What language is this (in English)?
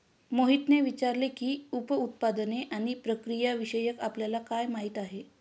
Marathi